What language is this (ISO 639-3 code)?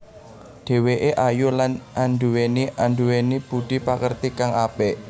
jav